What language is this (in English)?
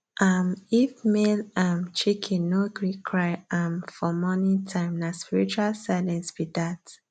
Nigerian Pidgin